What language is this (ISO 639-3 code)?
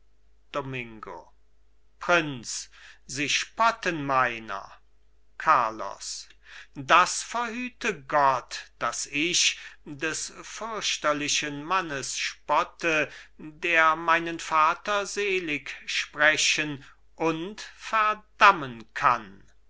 deu